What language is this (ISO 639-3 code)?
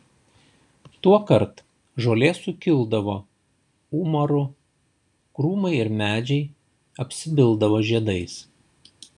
lit